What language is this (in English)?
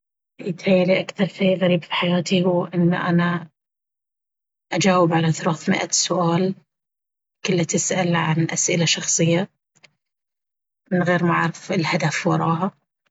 Baharna Arabic